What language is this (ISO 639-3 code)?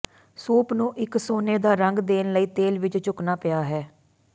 pan